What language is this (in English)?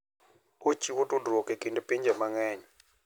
Luo (Kenya and Tanzania)